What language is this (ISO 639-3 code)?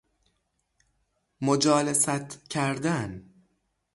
fas